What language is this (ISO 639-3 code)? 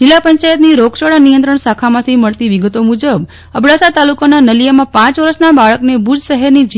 guj